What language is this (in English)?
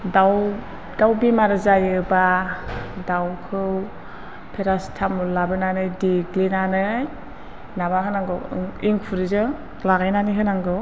Bodo